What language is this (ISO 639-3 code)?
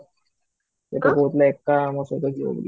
ori